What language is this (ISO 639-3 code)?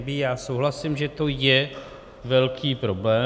ces